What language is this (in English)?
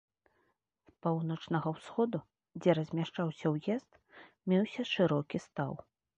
Belarusian